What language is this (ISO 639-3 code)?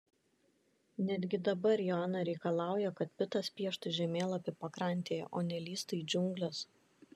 lit